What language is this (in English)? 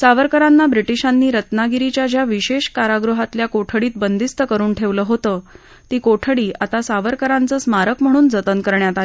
Marathi